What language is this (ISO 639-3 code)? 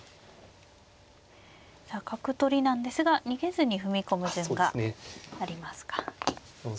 jpn